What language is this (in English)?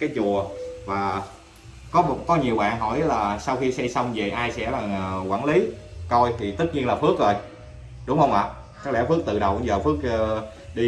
Vietnamese